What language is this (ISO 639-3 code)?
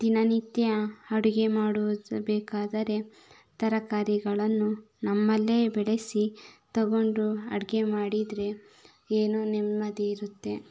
kan